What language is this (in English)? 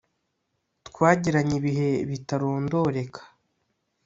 Kinyarwanda